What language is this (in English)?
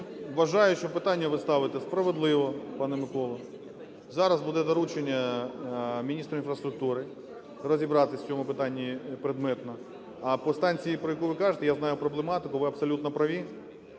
Ukrainian